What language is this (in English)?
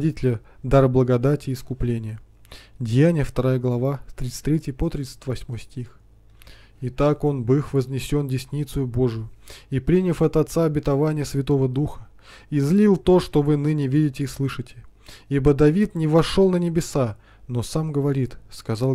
Russian